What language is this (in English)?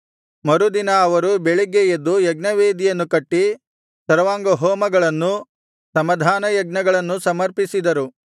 Kannada